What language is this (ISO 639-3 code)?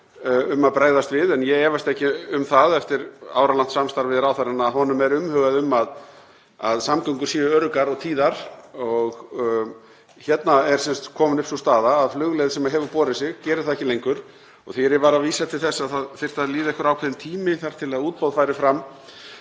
isl